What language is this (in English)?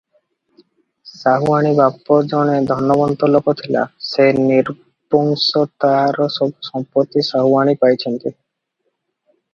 Odia